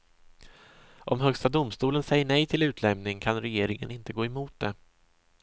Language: Swedish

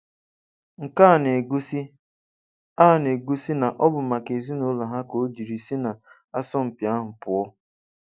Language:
Igbo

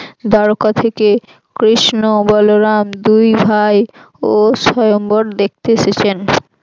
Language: Bangla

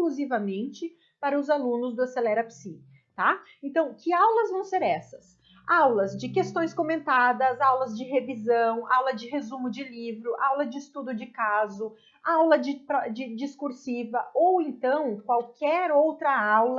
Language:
Portuguese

